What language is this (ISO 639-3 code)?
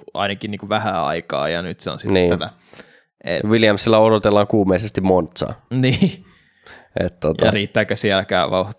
fin